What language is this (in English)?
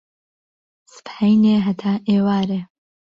Central Kurdish